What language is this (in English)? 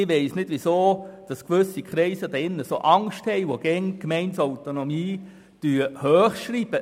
Swiss German